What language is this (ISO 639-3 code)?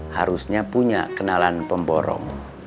ind